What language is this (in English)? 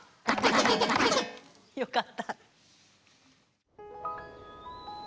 Japanese